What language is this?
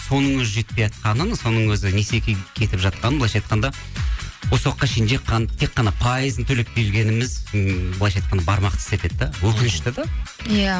Kazakh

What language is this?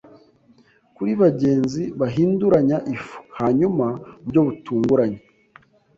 Kinyarwanda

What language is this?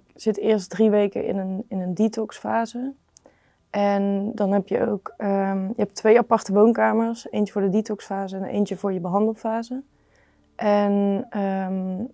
Dutch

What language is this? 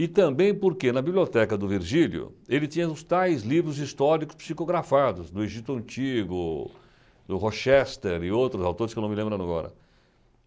Portuguese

